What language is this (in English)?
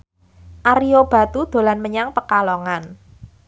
Javanese